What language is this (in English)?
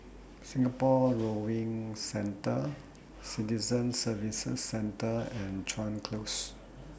English